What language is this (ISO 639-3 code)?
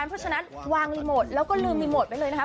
tha